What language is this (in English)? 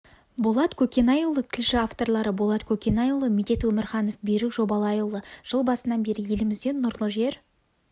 Kazakh